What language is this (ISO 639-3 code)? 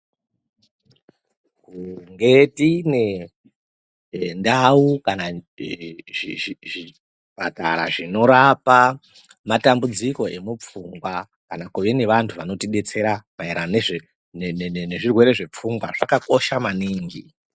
ndc